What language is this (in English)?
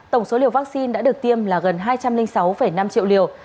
Vietnamese